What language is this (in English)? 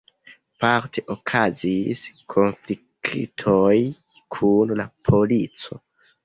Esperanto